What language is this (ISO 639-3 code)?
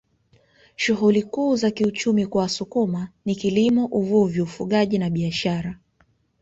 swa